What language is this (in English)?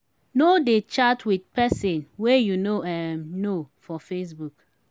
Nigerian Pidgin